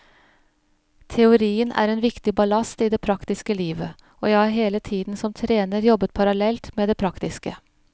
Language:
Norwegian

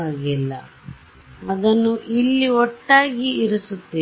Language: Kannada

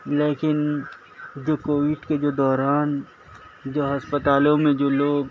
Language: Urdu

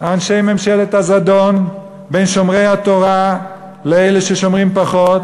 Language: Hebrew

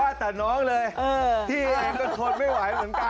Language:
Thai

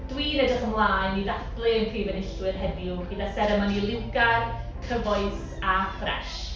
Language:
Welsh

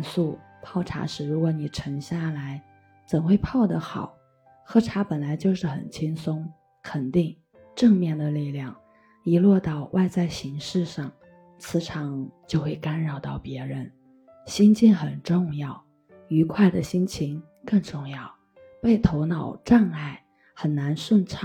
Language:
Chinese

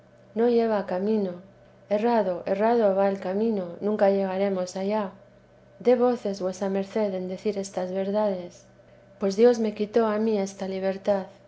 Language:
Spanish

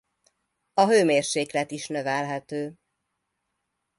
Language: Hungarian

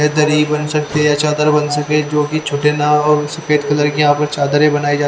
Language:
Hindi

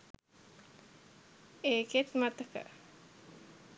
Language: Sinhala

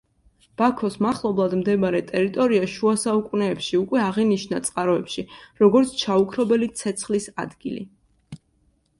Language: Georgian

